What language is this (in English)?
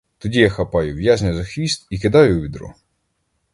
Ukrainian